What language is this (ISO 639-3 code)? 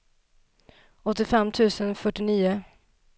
swe